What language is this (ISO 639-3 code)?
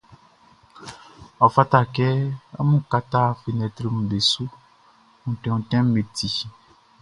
bci